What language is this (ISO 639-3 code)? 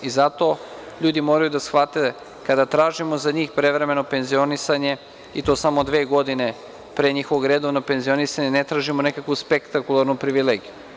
srp